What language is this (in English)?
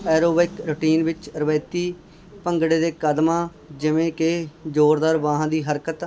Punjabi